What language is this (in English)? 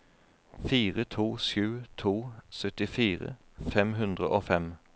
Norwegian